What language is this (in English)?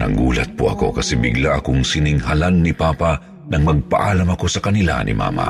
Filipino